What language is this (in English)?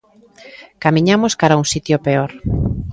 Galician